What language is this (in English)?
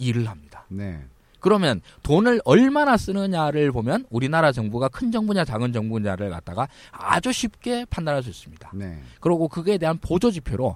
Korean